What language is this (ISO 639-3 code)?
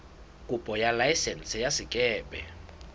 sot